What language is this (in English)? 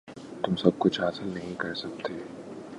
Urdu